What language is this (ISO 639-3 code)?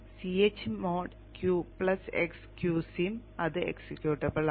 mal